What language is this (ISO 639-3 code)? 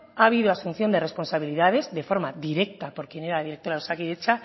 spa